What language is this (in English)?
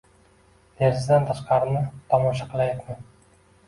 Uzbek